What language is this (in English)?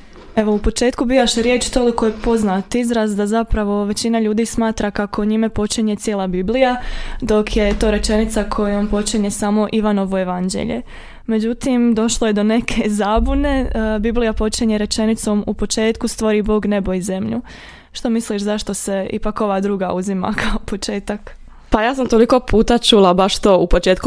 Croatian